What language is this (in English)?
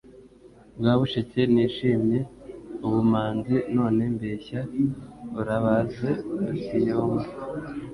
Kinyarwanda